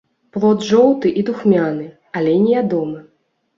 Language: Belarusian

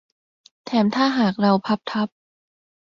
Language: Thai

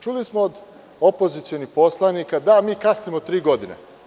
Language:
Serbian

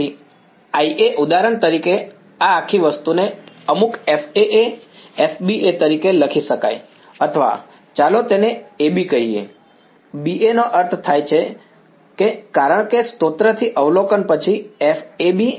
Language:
Gujarati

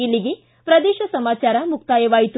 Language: Kannada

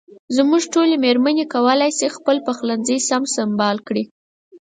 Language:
Pashto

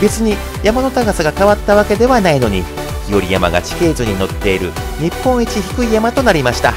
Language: Japanese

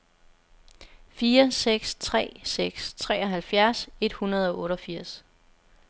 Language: Danish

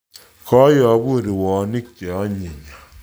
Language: Kalenjin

